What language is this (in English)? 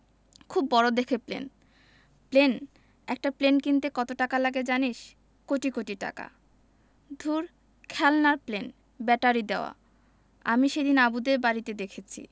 Bangla